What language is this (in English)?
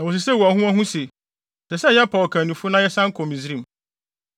Akan